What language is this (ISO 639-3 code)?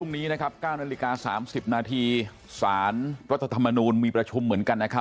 tha